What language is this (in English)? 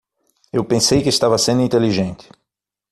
Portuguese